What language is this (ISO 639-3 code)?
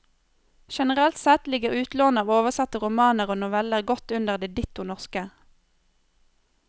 nor